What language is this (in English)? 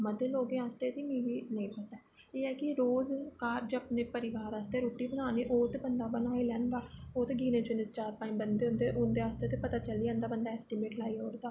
Dogri